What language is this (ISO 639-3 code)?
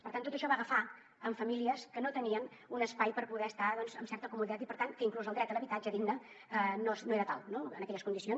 cat